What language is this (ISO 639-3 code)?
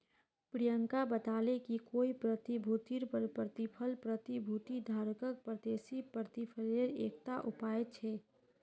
mag